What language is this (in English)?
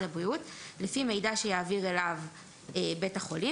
Hebrew